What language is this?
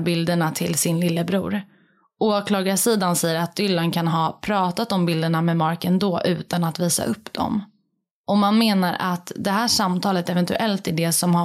Swedish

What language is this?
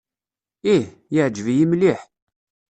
Kabyle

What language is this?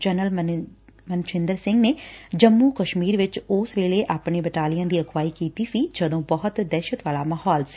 Punjabi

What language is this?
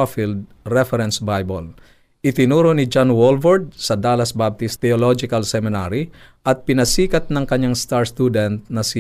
Filipino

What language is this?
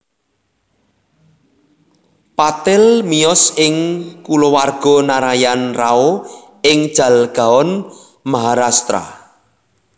Javanese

